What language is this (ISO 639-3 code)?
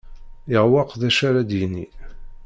kab